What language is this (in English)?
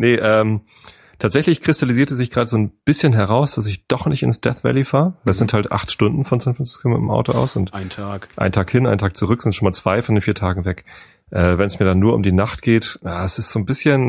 German